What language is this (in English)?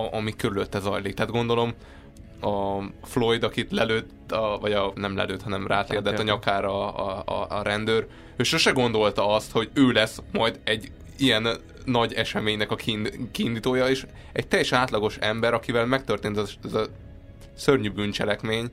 Hungarian